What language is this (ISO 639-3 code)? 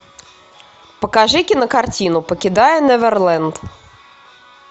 rus